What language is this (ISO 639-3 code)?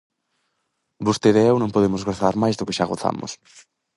glg